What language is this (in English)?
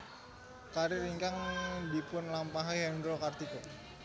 Javanese